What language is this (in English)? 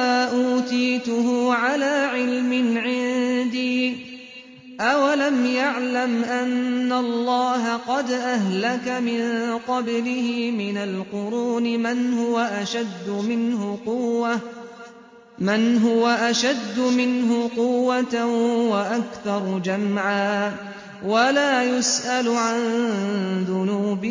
Arabic